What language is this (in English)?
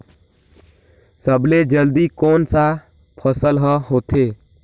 Chhattisgarhi